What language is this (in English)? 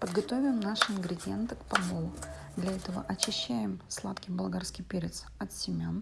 Russian